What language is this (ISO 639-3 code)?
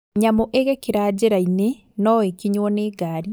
kik